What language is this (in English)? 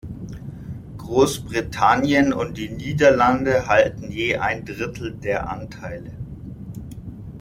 German